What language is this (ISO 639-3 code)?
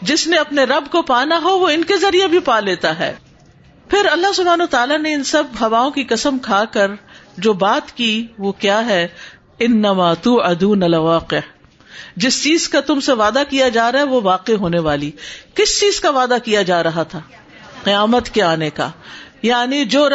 urd